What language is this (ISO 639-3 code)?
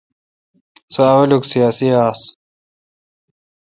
xka